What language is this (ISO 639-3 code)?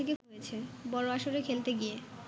ben